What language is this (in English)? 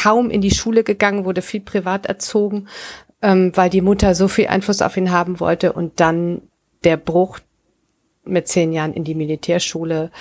German